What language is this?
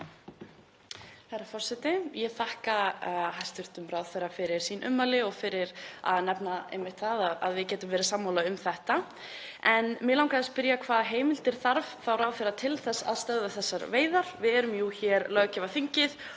Icelandic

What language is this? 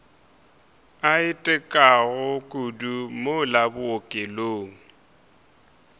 Northern Sotho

